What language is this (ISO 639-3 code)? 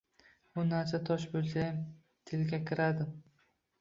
uzb